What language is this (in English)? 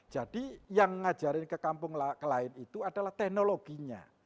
Indonesian